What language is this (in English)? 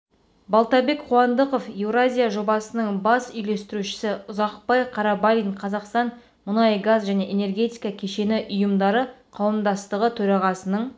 Kazakh